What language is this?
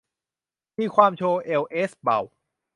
Thai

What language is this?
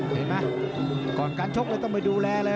Thai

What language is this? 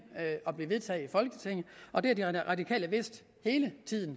Danish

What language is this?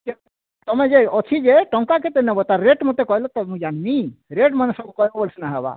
Odia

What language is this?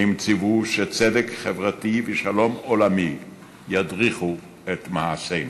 Hebrew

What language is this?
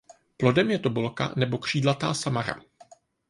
Czech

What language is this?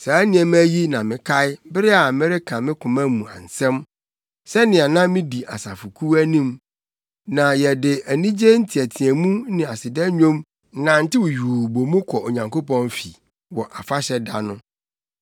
Akan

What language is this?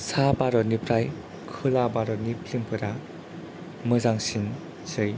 Bodo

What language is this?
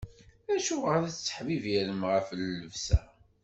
Kabyle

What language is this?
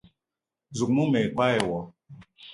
Eton (Cameroon)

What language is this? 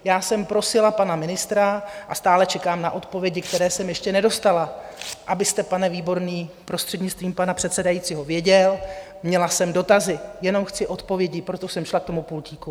Czech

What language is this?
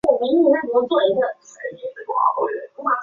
Chinese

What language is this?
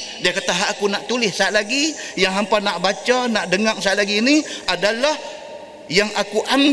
Malay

